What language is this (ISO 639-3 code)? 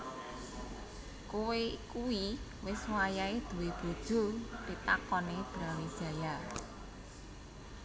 jav